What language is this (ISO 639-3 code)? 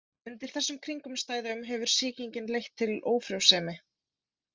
isl